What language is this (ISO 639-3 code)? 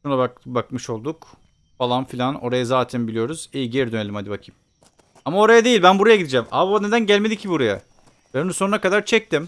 tur